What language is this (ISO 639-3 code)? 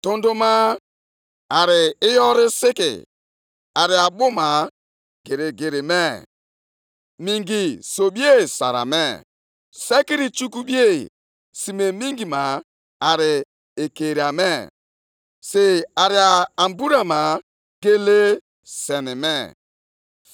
ibo